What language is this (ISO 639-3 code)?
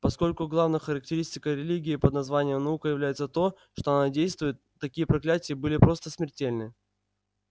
rus